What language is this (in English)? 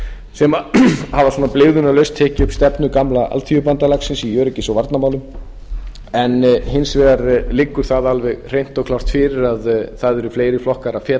Icelandic